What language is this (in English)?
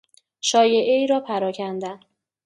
Persian